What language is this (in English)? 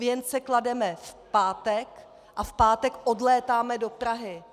Czech